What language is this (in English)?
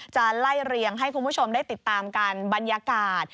Thai